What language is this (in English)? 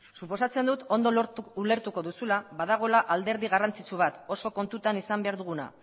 Basque